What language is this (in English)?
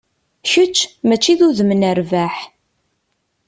Kabyle